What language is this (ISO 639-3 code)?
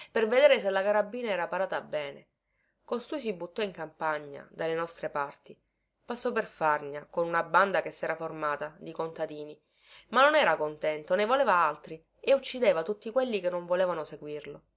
ita